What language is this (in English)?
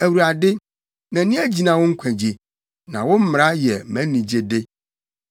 Akan